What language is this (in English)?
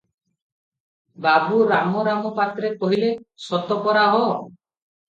Odia